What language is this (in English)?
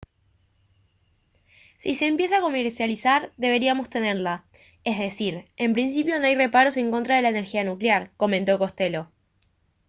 Spanish